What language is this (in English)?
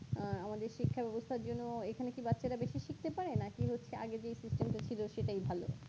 Bangla